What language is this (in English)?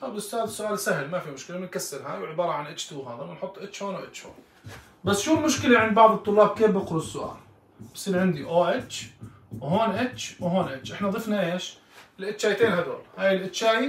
Arabic